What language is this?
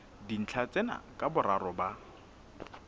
Southern Sotho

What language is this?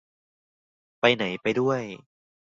Thai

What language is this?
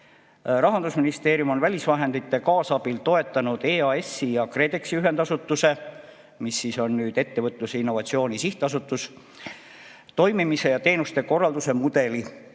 Estonian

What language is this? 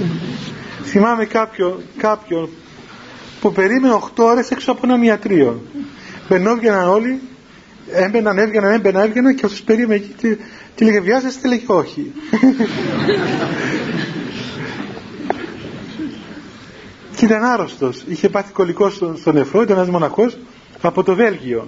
Greek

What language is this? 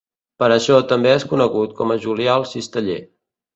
Catalan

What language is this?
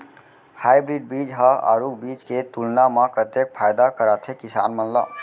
Chhattisgarhi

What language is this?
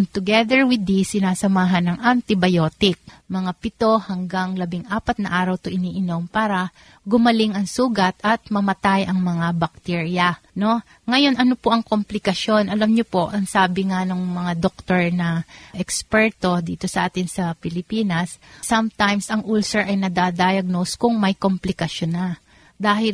Filipino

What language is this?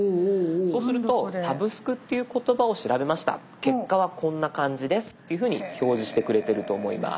Japanese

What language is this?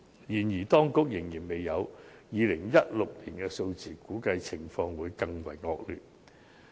Cantonese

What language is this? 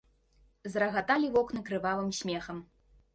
Belarusian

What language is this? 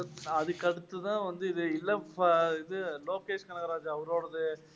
Tamil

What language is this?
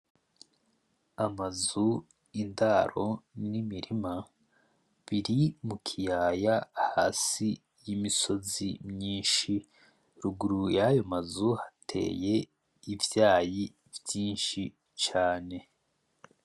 Rundi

